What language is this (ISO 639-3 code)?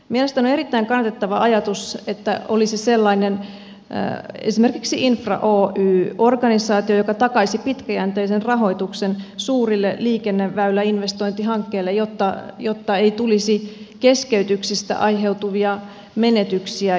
fin